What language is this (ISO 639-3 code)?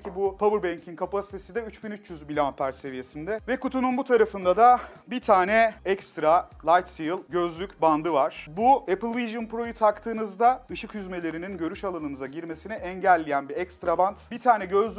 tur